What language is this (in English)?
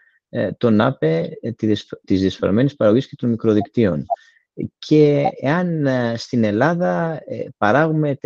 Greek